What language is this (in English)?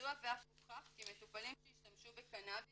Hebrew